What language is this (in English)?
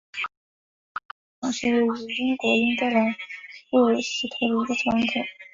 Chinese